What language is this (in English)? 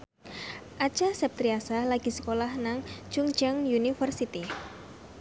Javanese